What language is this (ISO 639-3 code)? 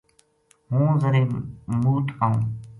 gju